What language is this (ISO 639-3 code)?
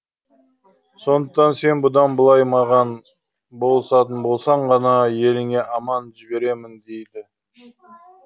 kaz